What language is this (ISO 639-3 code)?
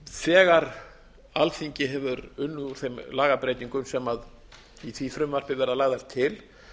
isl